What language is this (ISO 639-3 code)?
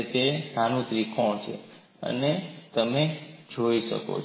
guj